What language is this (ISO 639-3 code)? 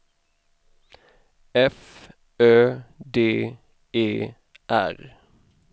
swe